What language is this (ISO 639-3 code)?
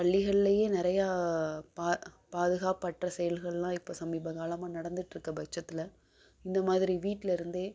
tam